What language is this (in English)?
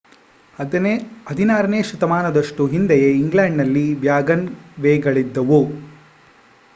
Kannada